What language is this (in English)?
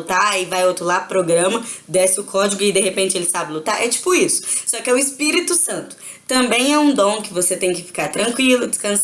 Portuguese